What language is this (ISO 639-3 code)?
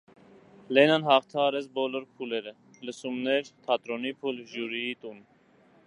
hye